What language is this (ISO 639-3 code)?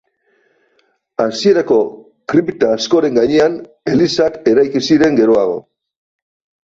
eus